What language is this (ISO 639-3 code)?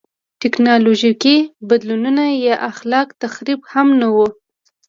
pus